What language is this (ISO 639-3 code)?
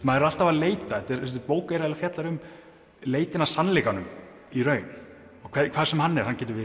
isl